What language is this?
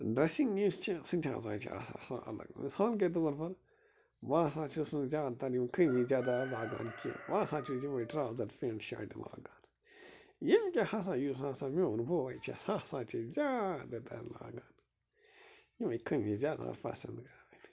Kashmiri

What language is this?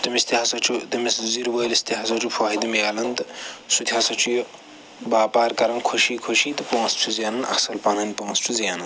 Kashmiri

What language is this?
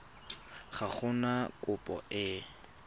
Tswana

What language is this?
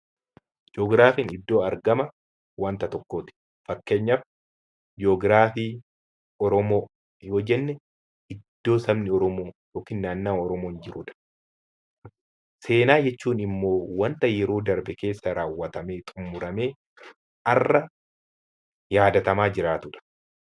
Oromo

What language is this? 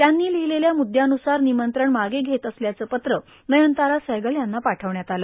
Marathi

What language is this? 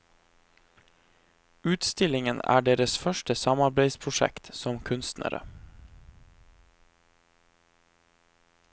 Norwegian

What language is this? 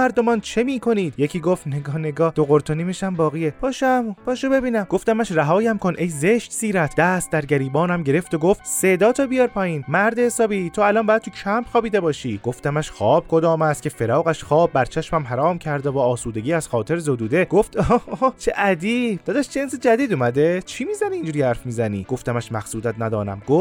Persian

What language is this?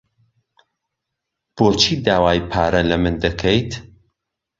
Central Kurdish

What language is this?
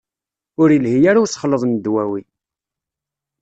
Kabyle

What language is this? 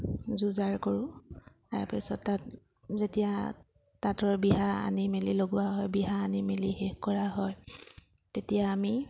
Assamese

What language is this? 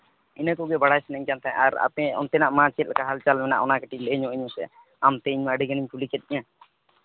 Santali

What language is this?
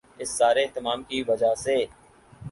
Urdu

